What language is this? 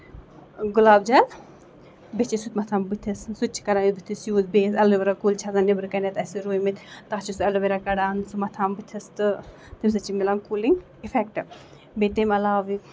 Kashmiri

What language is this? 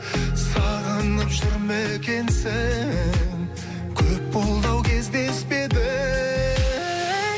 Kazakh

